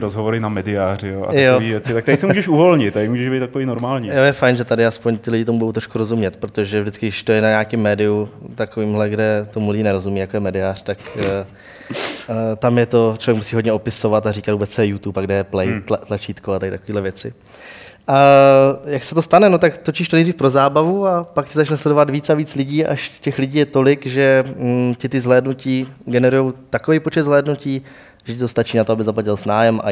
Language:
Czech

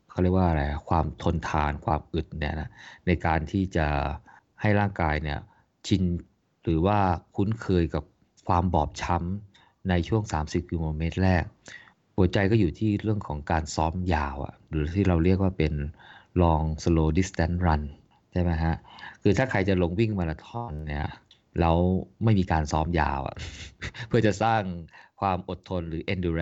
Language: Thai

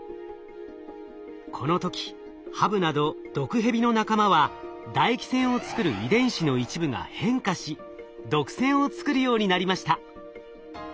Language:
Japanese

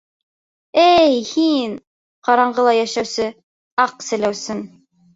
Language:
Bashkir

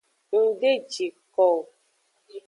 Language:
Aja (Benin)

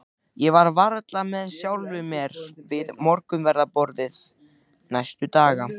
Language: Icelandic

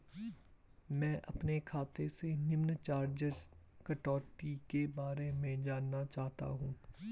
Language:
Hindi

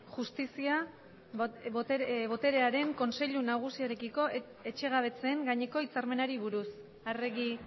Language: Basque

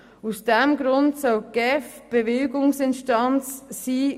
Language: Swiss German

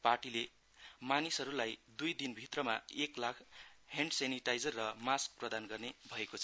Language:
Nepali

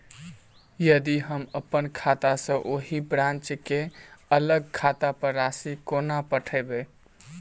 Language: Maithili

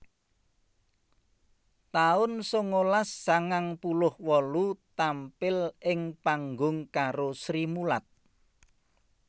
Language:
Javanese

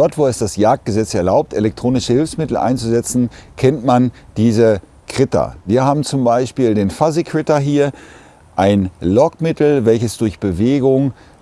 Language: German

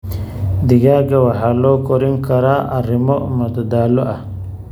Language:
Somali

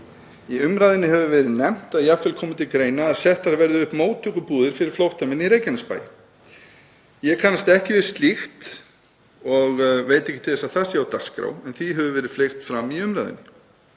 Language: Icelandic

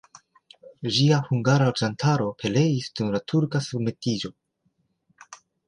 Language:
Esperanto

